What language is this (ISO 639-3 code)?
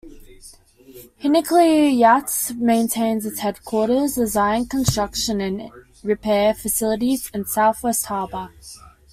eng